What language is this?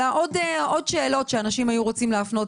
Hebrew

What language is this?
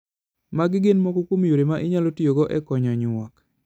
Luo (Kenya and Tanzania)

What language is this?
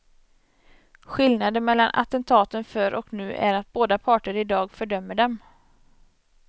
Swedish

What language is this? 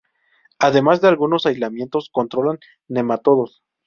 Spanish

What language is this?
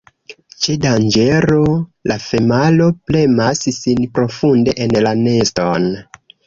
Esperanto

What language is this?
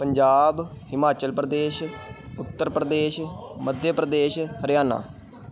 Punjabi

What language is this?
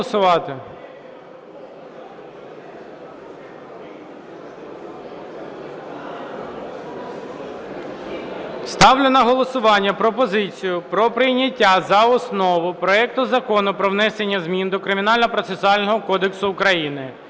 Ukrainian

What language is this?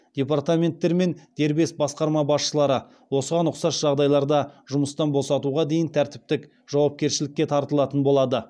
Kazakh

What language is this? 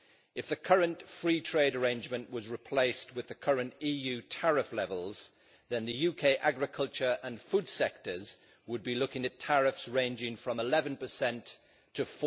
English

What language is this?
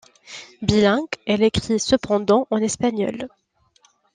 French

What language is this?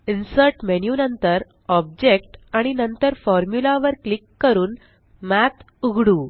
Marathi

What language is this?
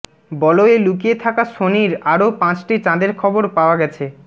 Bangla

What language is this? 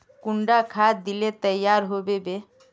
Magahi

